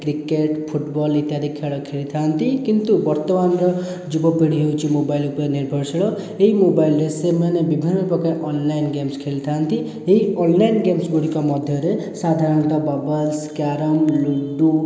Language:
Odia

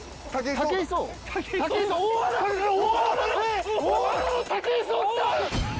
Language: Japanese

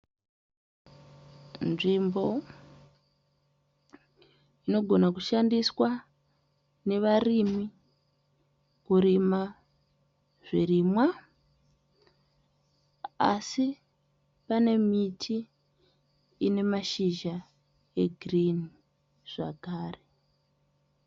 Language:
Shona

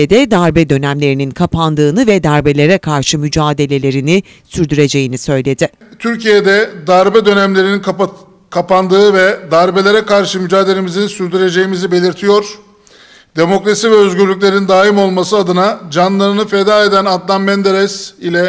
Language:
Turkish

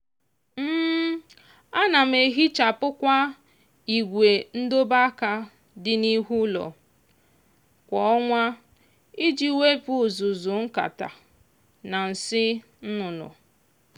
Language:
Igbo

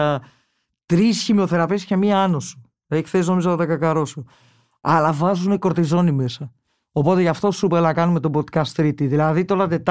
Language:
Greek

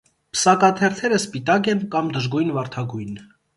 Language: Armenian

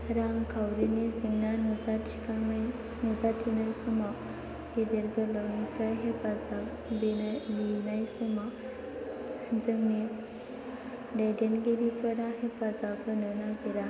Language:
Bodo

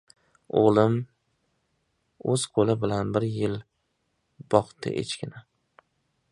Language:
Uzbek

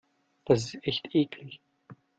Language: German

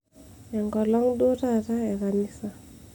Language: Masai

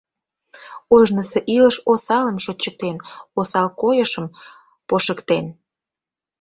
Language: Mari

